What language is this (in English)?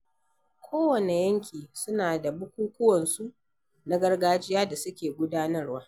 Hausa